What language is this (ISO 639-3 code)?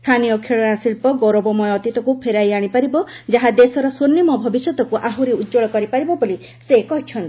ori